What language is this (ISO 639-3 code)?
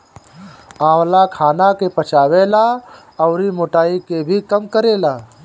bho